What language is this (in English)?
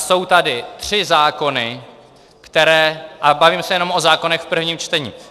Czech